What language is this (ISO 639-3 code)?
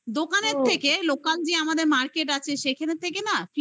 ben